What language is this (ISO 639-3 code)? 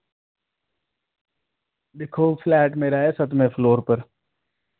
doi